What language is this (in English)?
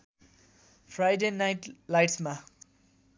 Nepali